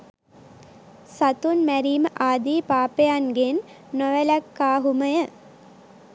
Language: Sinhala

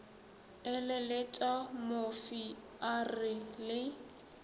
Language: Northern Sotho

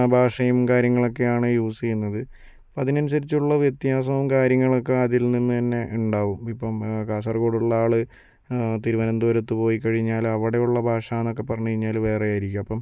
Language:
Malayalam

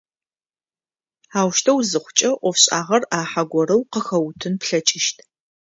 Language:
Adyghe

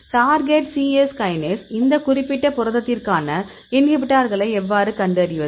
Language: Tamil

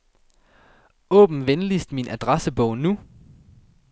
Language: Danish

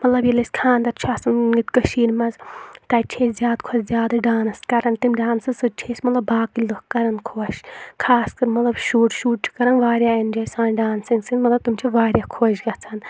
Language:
Kashmiri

